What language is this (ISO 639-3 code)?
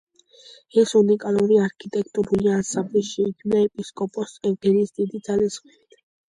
kat